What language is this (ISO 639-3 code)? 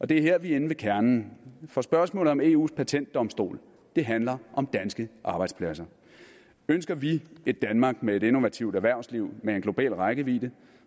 dan